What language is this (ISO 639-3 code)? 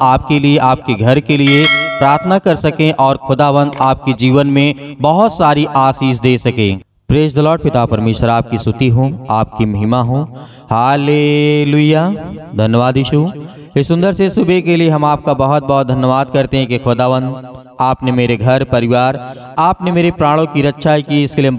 hin